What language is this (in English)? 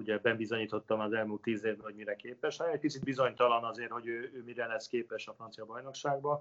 Hungarian